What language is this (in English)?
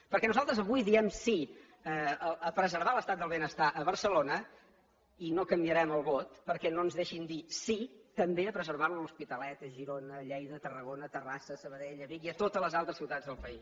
Catalan